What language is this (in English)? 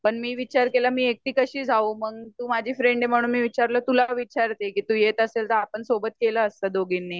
Marathi